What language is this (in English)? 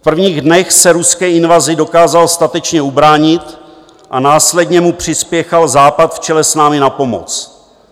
Czech